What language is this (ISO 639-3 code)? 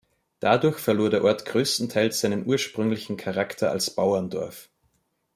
deu